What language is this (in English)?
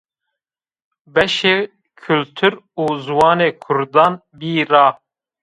Zaza